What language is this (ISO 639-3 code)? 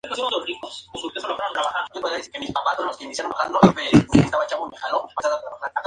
spa